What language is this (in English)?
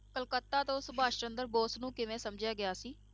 Punjabi